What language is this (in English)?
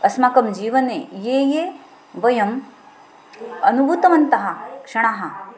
Sanskrit